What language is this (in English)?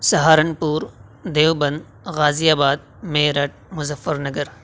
Urdu